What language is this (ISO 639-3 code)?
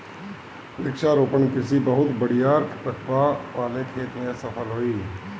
bho